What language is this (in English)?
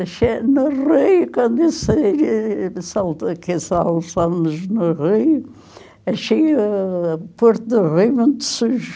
Portuguese